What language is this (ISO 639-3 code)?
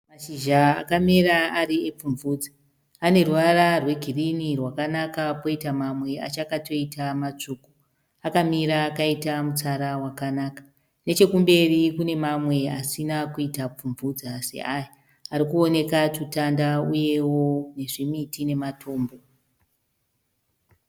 sna